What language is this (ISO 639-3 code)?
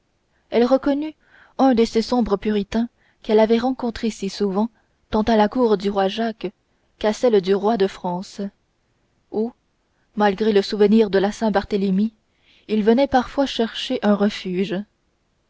fra